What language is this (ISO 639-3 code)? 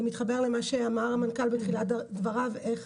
heb